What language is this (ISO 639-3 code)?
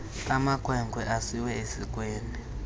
xho